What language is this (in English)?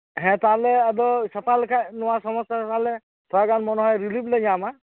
Santali